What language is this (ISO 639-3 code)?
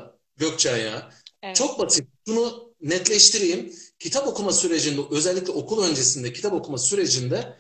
tur